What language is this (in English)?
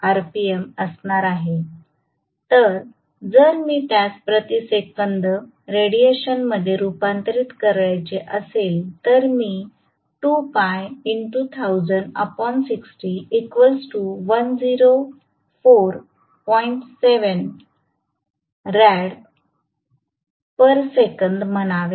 Marathi